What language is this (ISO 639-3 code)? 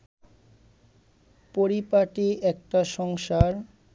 ben